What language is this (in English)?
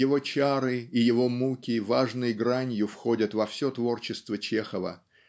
Russian